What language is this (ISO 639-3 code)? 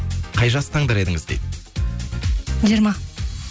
kaz